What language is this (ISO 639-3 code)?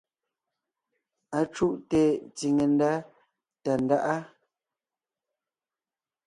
nnh